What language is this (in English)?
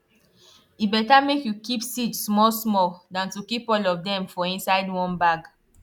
Nigerian Pidgin